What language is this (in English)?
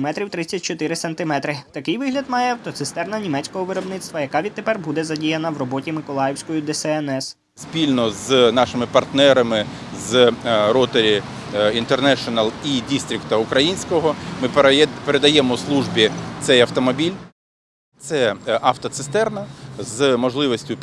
Ukrainian